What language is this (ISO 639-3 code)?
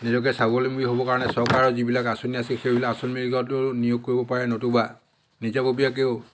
asm